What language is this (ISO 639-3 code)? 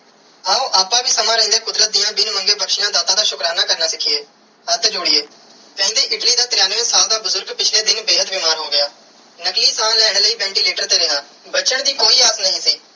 pan